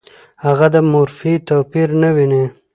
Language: Pashto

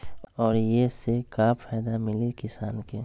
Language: Magahi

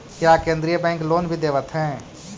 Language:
Magahi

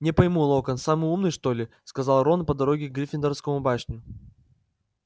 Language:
Russian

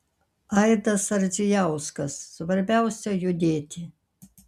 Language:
Lithuanian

